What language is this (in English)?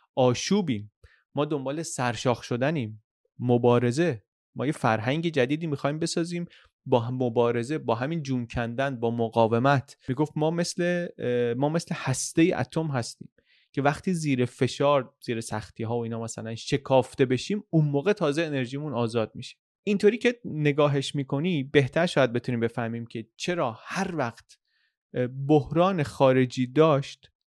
Persian